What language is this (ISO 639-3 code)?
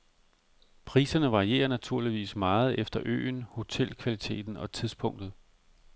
dan